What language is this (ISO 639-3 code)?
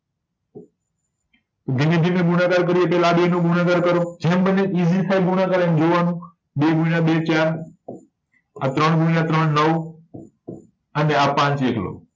guj